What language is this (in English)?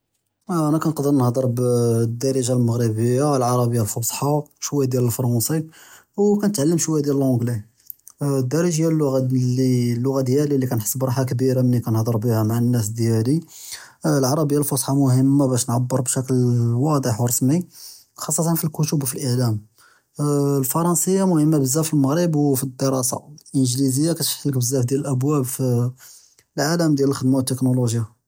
Judeo-Arabic